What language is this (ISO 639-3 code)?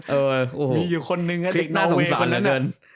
tha